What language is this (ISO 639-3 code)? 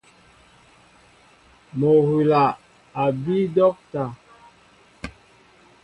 mbo